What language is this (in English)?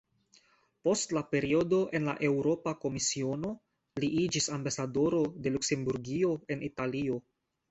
Esperanto